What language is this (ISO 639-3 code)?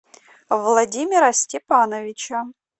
rus